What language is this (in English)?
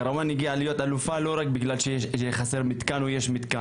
Hebrew